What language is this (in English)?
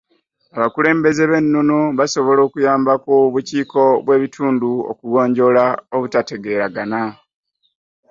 Ganda